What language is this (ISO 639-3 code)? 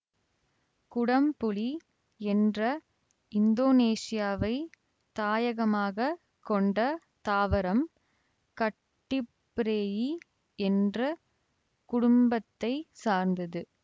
tam